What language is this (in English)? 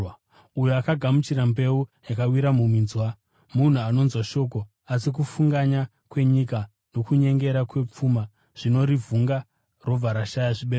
Shona